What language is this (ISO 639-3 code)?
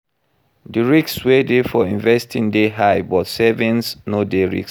pcm